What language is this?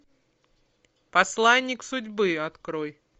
Russian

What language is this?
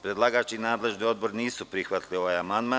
Serbian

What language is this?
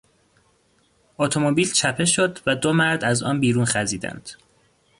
Persian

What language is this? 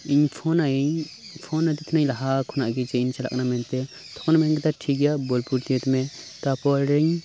Santali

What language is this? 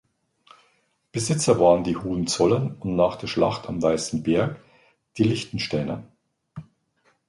German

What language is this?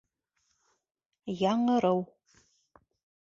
Bashkir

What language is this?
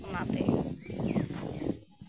Santali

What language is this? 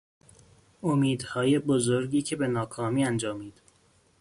Persian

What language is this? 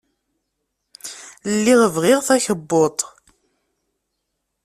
Kabyle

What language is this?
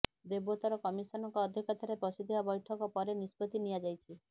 Odia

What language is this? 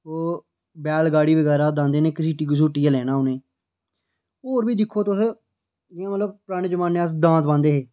Dogri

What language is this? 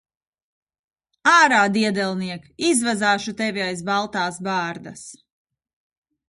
Latvian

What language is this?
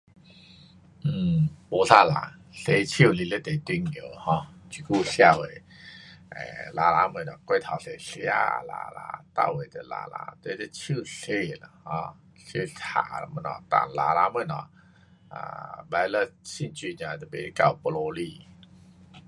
Pu-Xian Chinese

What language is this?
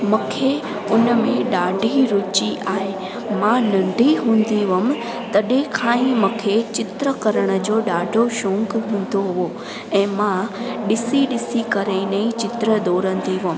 Sindhi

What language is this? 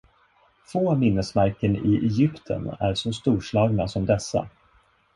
Swedish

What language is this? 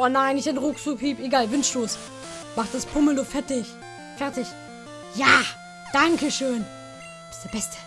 German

